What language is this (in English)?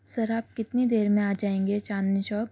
Urdu